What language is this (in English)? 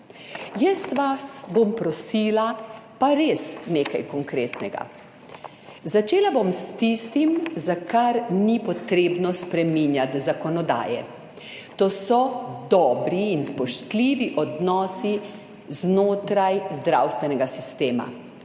Slovenian